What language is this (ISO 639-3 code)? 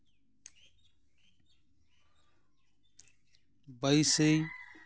sat